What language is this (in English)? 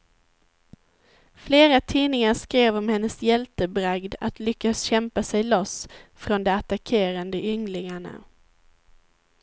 Swedish